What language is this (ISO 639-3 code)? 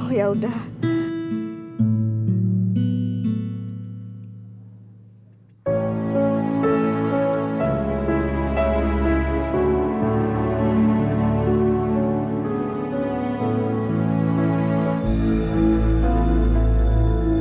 ind